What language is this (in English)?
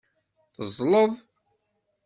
Kabyle